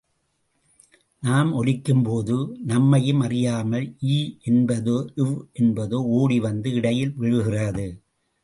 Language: Tamil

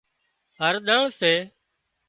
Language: Wadiyara Koli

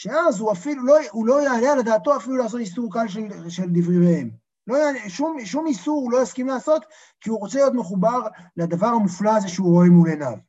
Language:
Hebrew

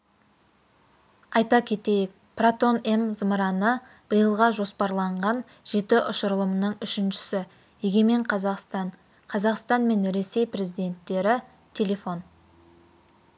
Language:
Kazakh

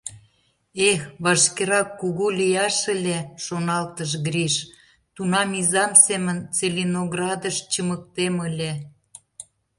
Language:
Mari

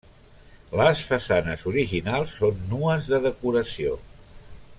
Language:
Catalan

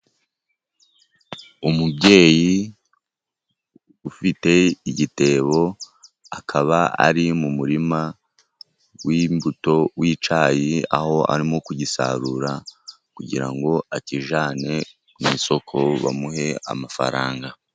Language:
Kinyarwanda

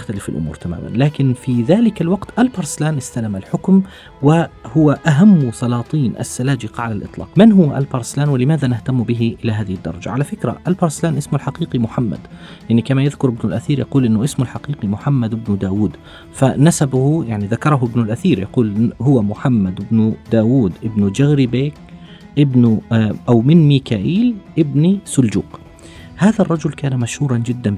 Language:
Arabic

